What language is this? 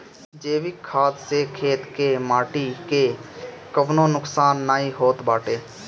Bhojpuri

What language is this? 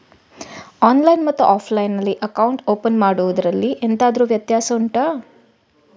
Kannada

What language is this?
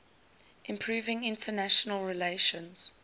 English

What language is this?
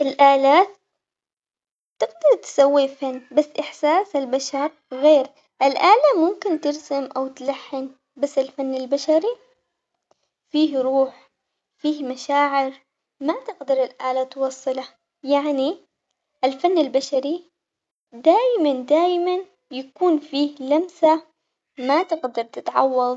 Omani Arabic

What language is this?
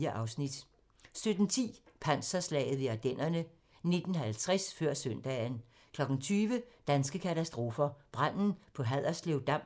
Danish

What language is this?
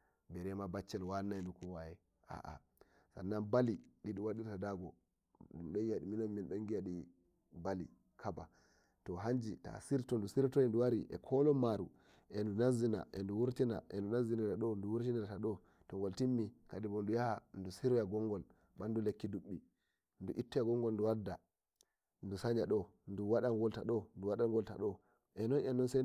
Nigerian Fulfulde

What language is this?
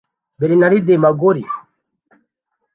Kinyarwanda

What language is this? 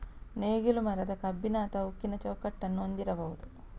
Kannada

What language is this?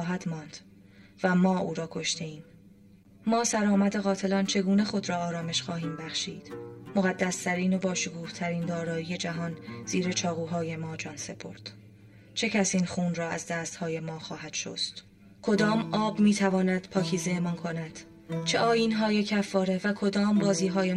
Persian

